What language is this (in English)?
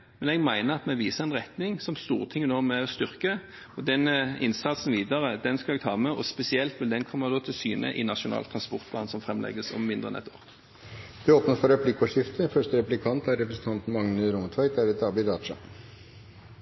Norwegian